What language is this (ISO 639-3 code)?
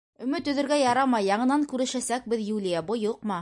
bak